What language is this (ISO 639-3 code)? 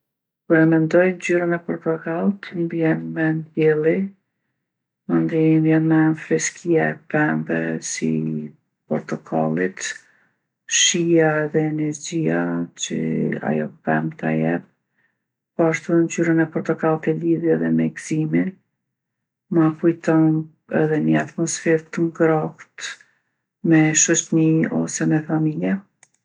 aln